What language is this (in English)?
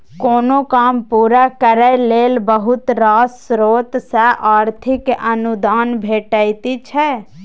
Maithili